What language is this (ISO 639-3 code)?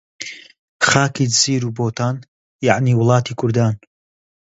ckb